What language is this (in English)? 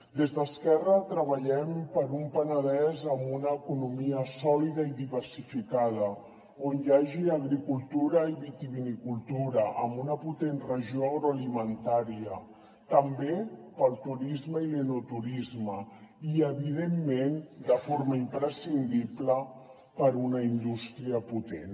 Catalan